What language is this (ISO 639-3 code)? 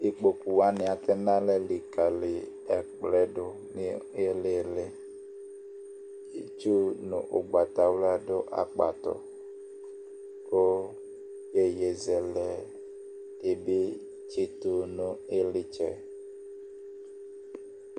kpo